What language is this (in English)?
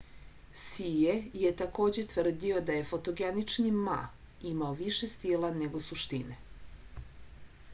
Serbian